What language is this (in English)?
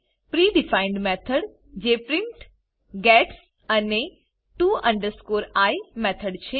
Gujarati